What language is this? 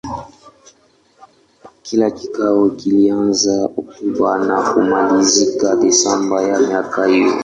Swahili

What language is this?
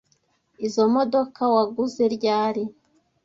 Kinyarwanda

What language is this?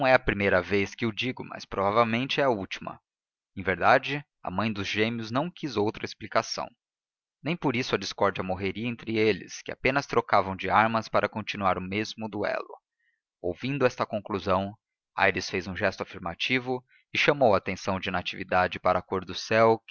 Portuguese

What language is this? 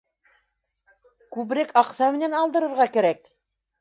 Bashkir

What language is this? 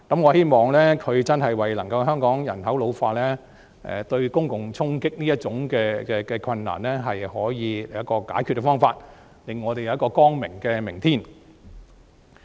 Cantonese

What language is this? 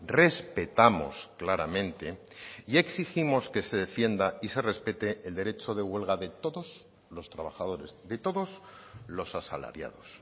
Spanish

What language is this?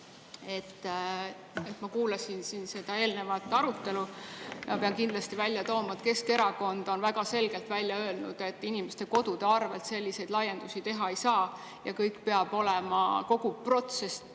Estonian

